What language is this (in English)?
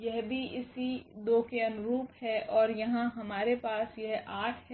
Hindi